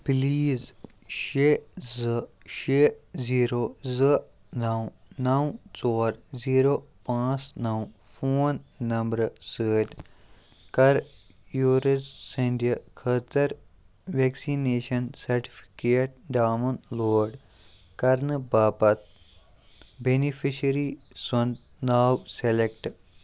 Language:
Kashmiri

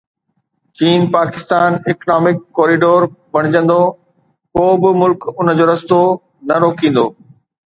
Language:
Sindhi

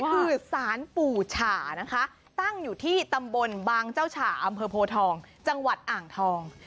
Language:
Thai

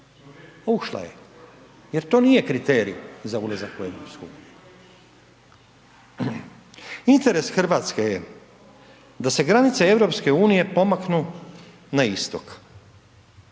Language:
Croatian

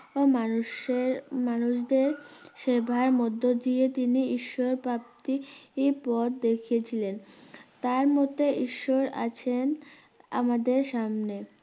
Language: Bangla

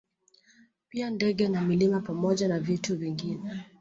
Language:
Swahili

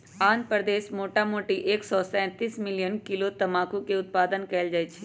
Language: Magahi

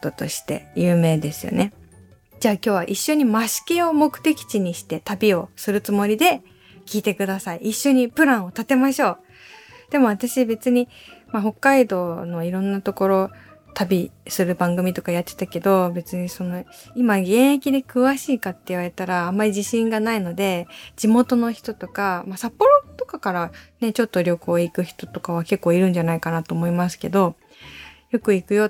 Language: Japanese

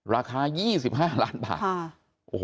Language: Thai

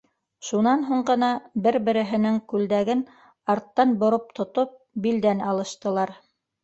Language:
Bashkir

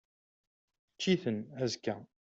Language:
Kabyle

